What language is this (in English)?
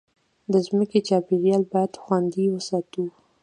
Pashto